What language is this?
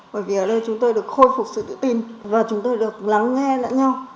Vietnamese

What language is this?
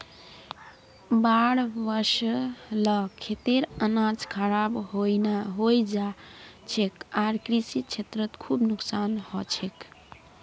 Magahi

